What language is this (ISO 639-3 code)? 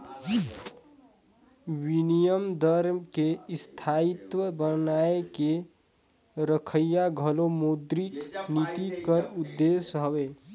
hne